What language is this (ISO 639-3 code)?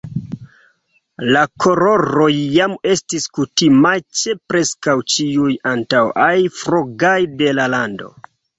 epo